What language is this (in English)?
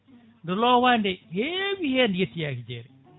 Fula